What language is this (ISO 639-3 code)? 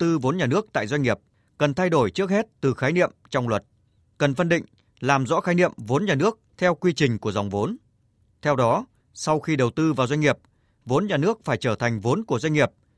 vie